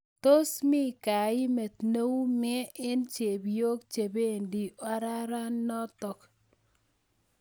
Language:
Kalenjin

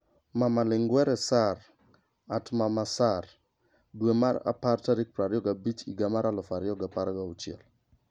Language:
Luo (Kenya and Tanzania)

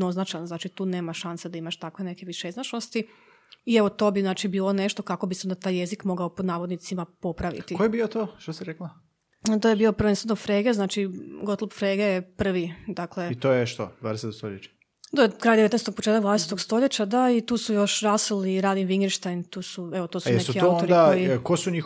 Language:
Croatian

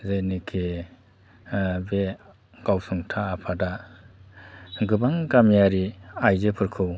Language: Bodo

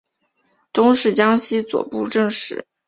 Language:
Chinese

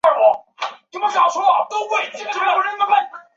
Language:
Chinese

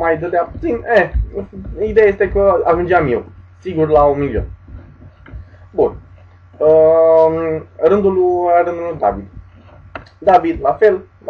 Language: Romanian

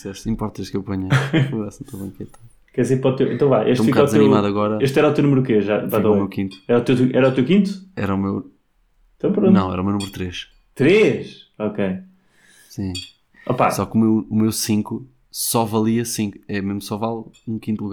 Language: Portuguese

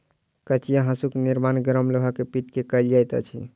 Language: Maithili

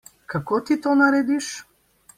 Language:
Slovenian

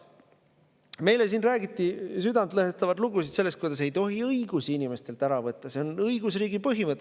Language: Estonian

